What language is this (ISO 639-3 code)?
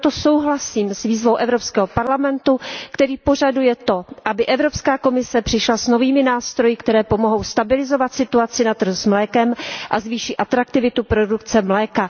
ces